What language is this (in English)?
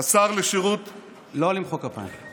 Hebrew